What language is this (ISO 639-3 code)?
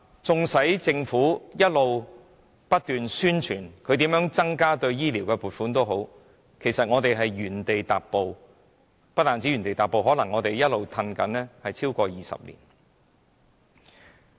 yue